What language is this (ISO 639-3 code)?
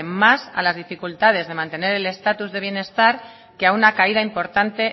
spa